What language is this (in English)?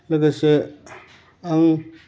Bodo